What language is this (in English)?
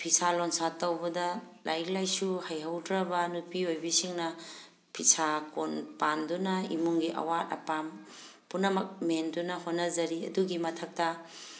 Manipuri